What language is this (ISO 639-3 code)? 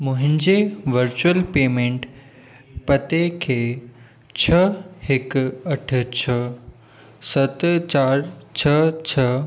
snd